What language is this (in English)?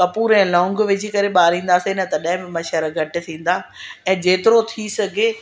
Sindhi